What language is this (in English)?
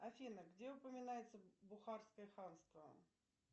Russian